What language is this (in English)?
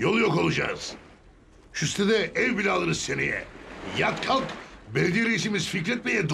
Turkish